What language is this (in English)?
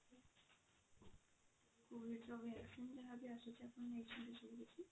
Odia